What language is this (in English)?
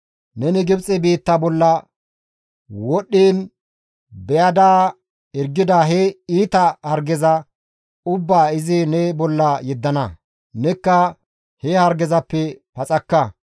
Gamo